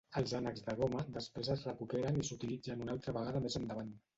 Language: Catalan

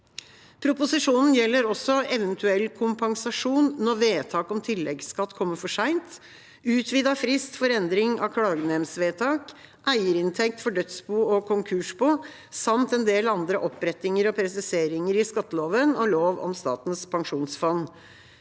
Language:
Norwegian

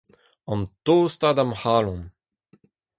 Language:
Breton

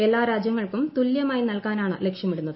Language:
Malayalam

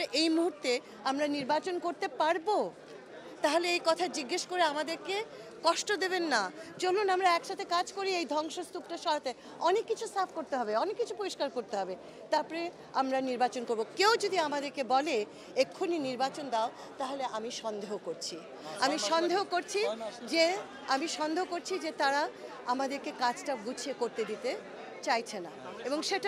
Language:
Bangla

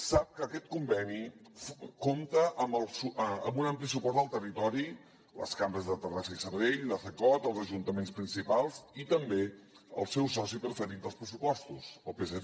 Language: Catalan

